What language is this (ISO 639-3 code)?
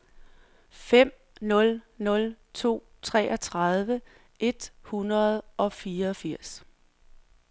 dan